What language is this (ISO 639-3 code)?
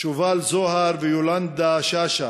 heb